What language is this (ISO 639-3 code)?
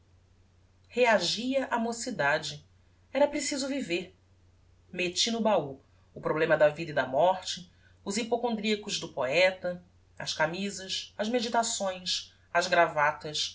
por